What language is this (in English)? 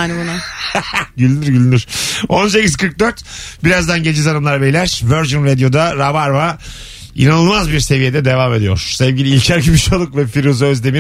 Turkish